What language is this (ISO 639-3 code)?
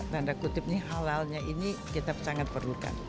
ind